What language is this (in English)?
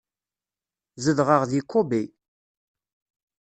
Kabyle